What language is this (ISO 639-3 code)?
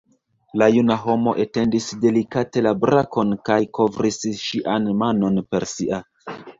epo